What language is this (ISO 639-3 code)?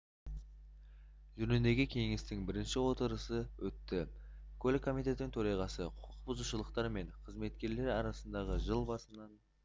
kaz